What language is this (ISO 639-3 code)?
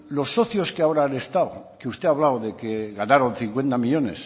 spa